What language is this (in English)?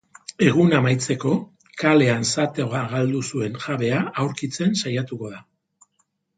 Basque